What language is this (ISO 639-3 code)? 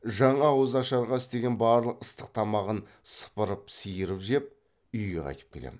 kaz